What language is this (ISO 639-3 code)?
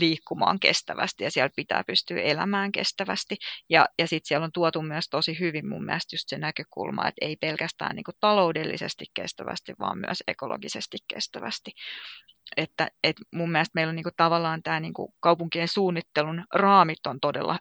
fin